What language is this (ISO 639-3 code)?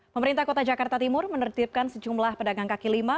ind